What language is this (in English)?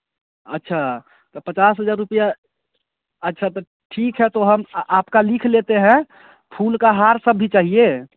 Hindi